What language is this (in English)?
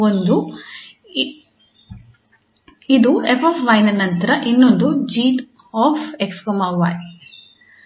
Kannada